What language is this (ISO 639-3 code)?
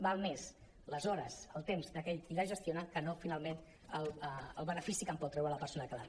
cat